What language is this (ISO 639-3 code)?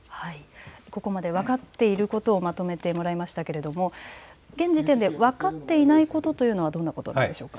jpn